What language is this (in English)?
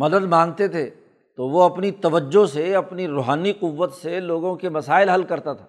Urdu